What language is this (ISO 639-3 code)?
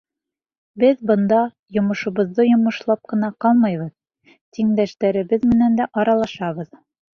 bak